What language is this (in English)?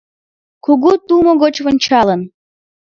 Mari